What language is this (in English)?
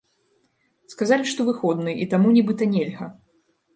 Belarusian